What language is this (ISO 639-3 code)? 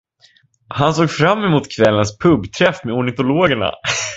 swe